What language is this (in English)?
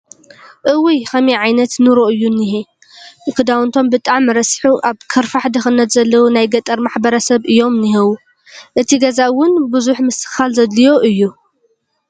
Tigrinya